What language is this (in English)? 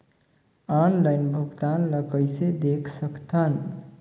Chhattisgarhi